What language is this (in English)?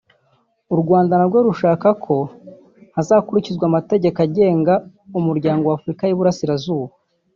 Kinyarwanda